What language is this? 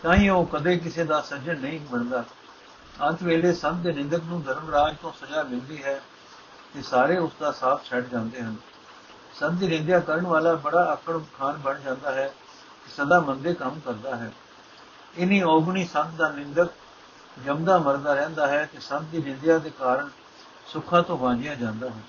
Punjabi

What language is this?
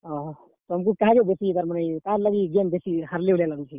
Odia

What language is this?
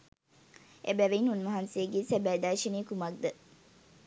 Sinhala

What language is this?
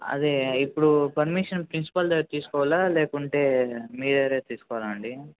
Telugu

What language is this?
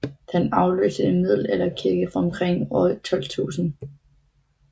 Danish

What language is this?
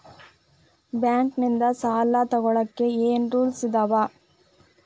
Kannada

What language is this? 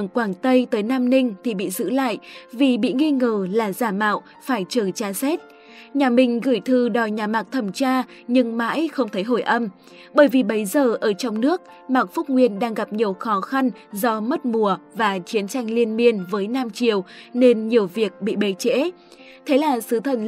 Vietnamese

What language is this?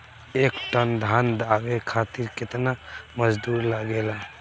Bhojpuri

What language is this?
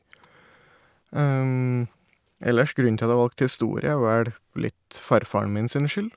Norwegian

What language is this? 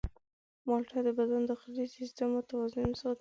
Pashto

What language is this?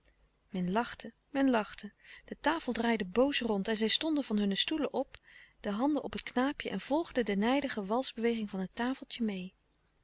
Dutch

